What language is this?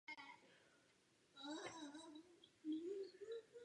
Czech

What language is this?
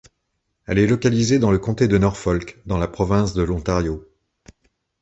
French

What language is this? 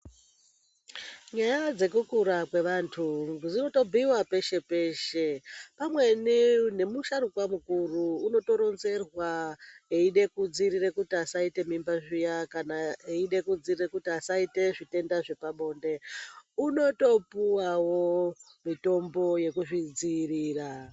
Ndau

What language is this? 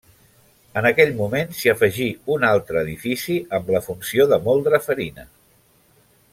Catalan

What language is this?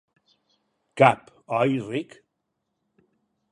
Catalan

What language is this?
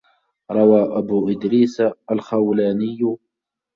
Arabic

